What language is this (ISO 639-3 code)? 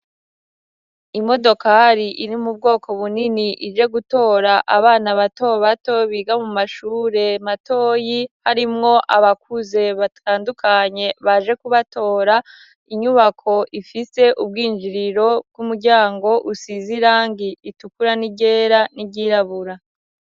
run